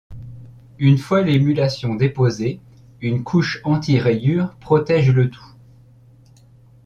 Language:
French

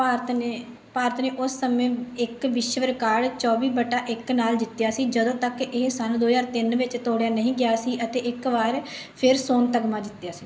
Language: Punjabi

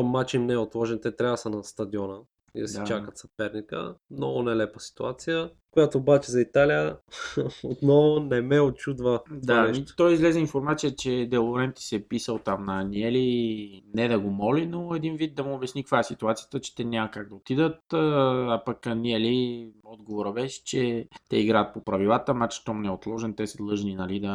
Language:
Bulgarian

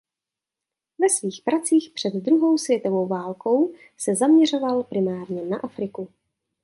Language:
Czech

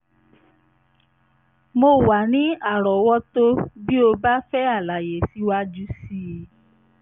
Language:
Yoruba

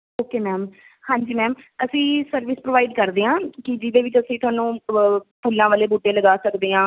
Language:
Punjabi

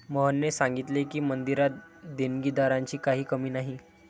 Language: Marathi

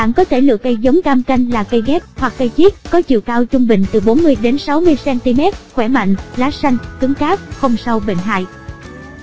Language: Vietnamese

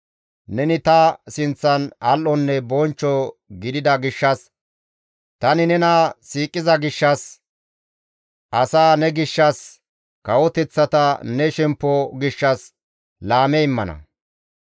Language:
Gamo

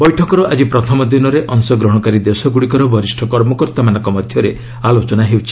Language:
Odia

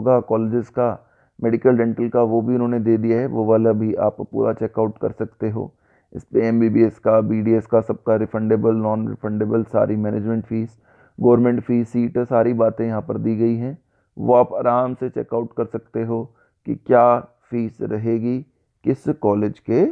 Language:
Hindi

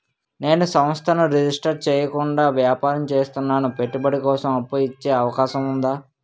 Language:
Telugu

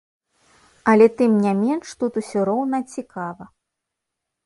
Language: Belarusian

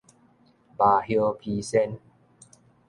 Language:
Min Nan Chinese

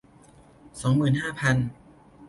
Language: Thai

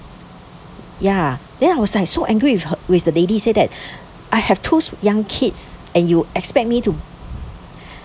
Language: English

